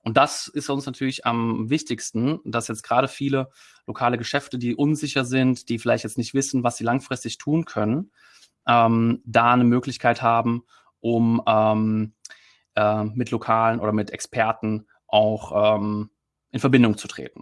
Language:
German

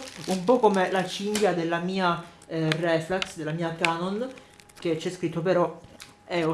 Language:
Italian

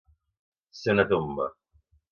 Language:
Catalan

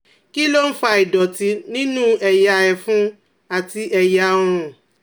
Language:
Yoruba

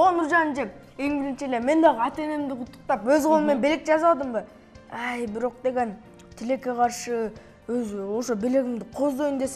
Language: Turkish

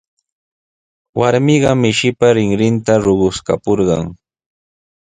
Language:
Sihuas Ancash Quechua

